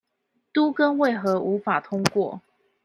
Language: Chinese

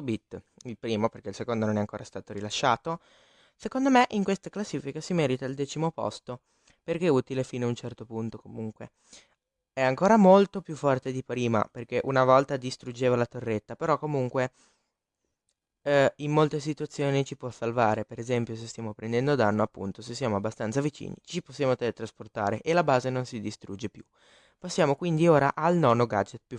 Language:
Italian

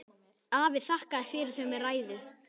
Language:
Icelandic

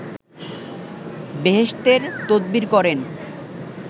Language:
Bangla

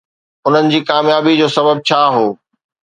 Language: Sindhi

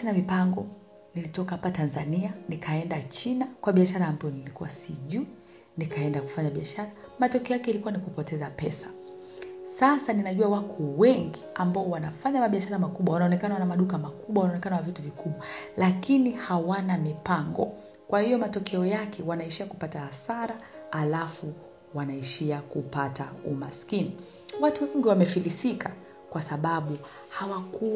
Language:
Swahili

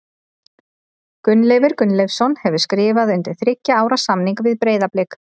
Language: Icelandic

